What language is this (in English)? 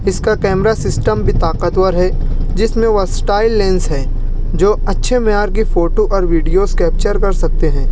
Urdu